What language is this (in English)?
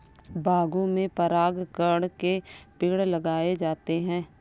Hindi